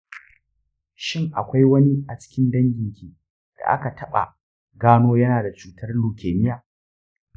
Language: Hausa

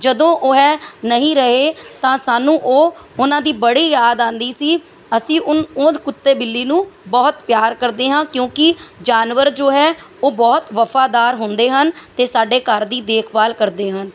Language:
Punjabi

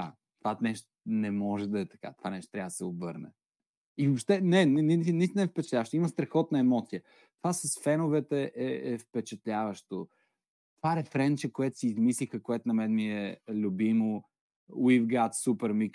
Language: Bulgarian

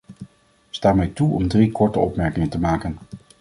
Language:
Dutch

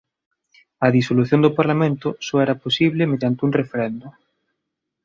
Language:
Galician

